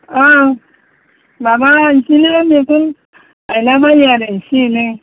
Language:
Bodo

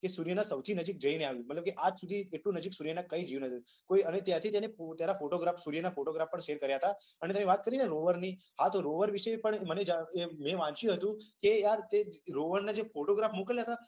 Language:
Gujarati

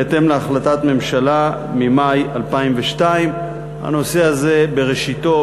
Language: Hebrew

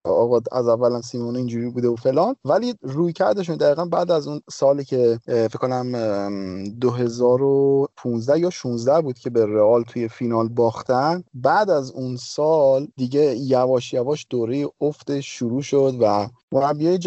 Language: Persian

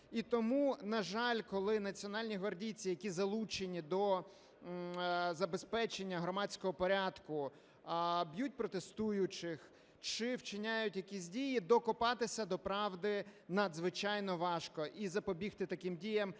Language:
Ukrainian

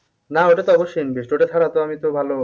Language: Bangla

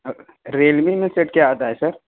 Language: Urdu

